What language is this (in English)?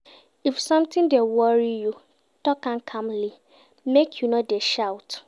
Nigerian Pidgin